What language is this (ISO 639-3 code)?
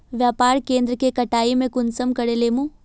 mag